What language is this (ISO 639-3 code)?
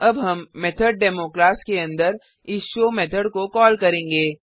hin